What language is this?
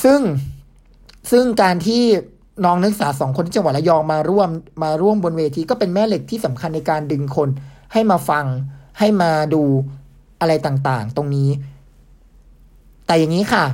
Thai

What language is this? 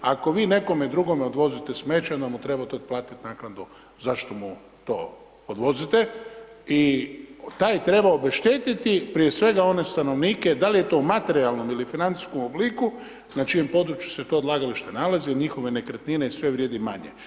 Croatian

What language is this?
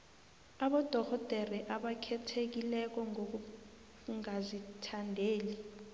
South Ndebele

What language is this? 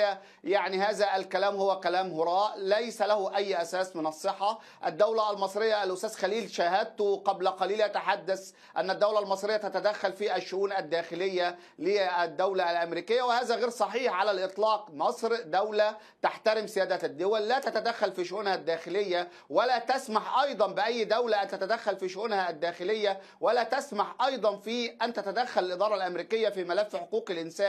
Arabic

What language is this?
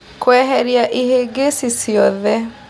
Kikuyu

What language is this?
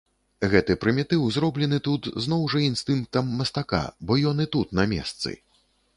Belarusian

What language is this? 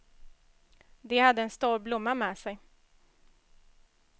Swedish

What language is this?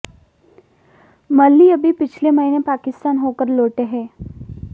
Hindi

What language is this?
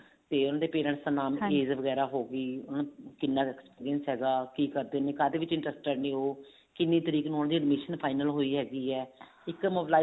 Punjabi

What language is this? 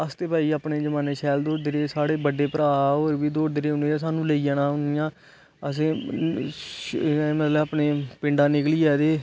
Dogri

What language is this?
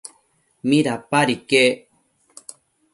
Matsés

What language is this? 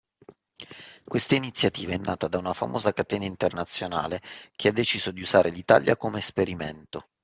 Italian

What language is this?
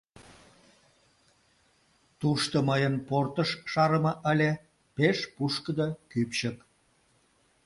Mari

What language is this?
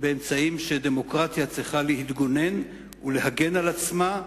Hebrew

